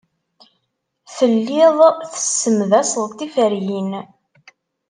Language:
Kabyle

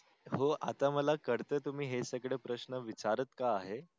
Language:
Marathi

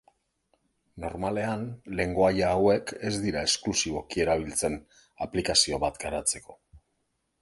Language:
Basque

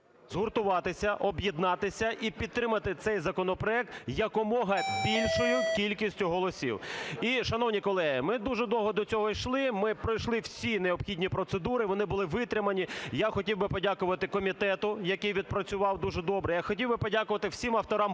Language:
Ukrainian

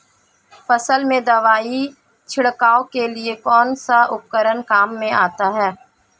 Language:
Hindi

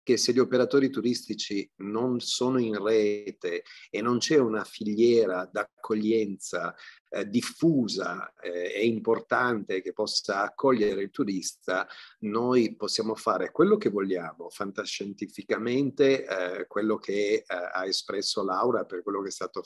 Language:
Italian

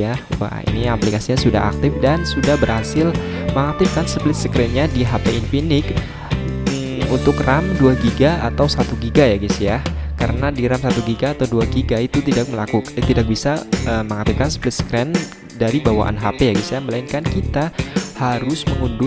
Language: Indonesian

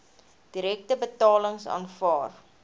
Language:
Afrikaans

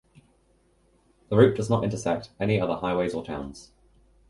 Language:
English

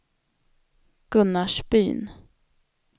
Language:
Swedish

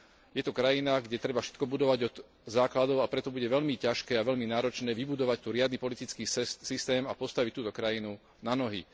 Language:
Slovak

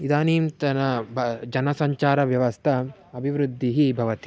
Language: Sanskrit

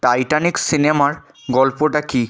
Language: Bangla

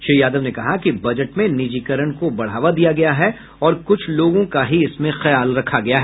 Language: Hindi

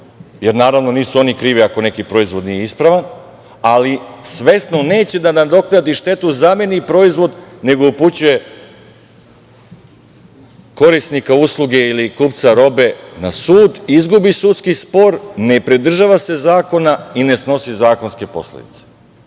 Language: Serbian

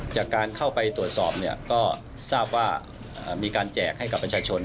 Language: Thai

